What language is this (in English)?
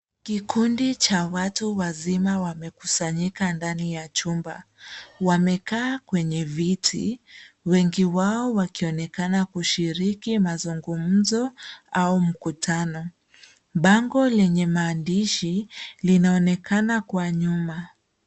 Swahili